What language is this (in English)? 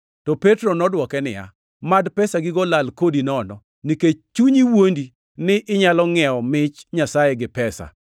Luo (Kenya and Tanzania)